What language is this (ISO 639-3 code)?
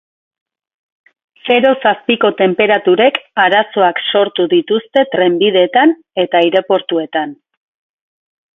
eus